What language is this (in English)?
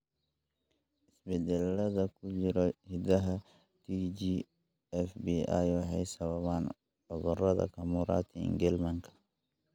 Somali